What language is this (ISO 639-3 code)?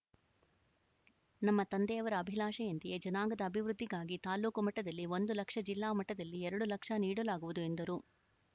kan